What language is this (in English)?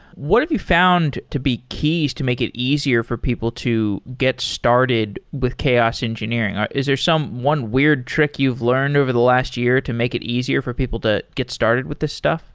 English